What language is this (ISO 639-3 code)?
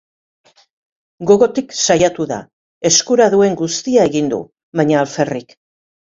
eus